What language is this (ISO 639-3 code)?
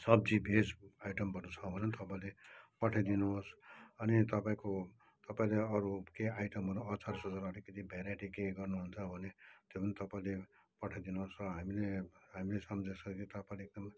nep